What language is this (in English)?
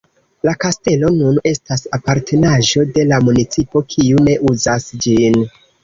Esperanto